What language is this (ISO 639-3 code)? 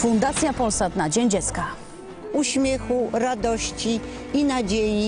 pol